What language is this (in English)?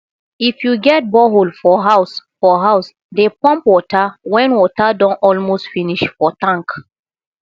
Nigerian Pidgin